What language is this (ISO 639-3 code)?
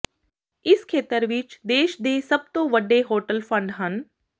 pan